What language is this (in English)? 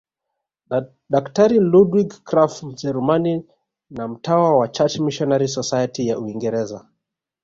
Swahili